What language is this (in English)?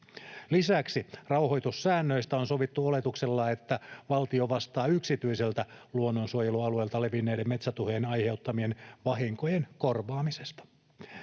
Finnish